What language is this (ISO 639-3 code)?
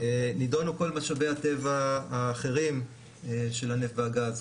heb